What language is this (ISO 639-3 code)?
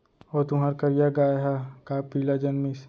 hne